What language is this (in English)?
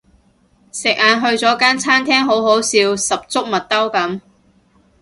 Cantonese